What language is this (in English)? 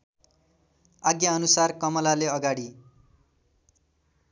Nepali